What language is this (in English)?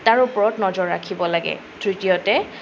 Assamese